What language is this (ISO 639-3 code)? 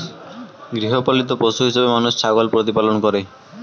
ben